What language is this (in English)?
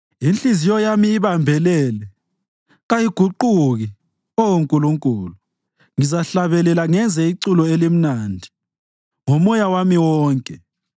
North Ndebele